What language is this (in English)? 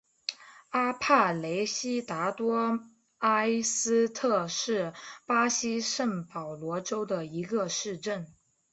Chinese